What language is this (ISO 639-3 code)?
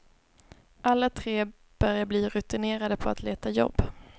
swe